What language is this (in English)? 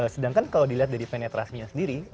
Indonesian